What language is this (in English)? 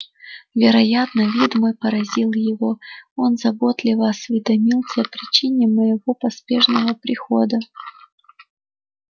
Russian